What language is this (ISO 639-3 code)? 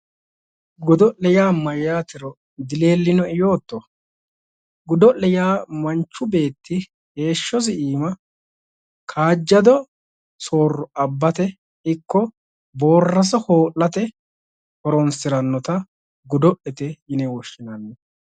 sid